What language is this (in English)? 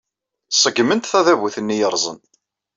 Kabyle